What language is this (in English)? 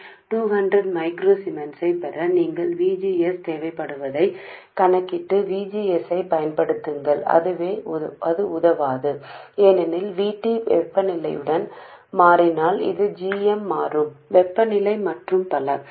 Telugu